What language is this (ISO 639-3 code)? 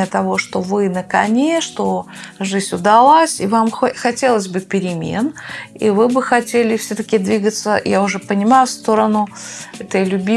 rus